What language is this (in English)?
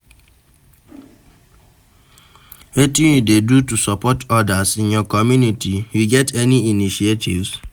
Nigerian Pidgin